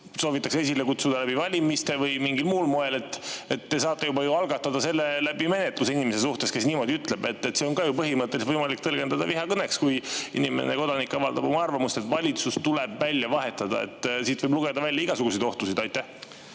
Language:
Estonian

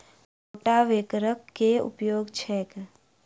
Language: Maithili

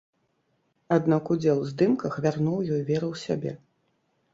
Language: Belarusian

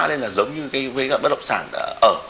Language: Vietnamese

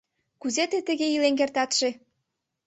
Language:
Mari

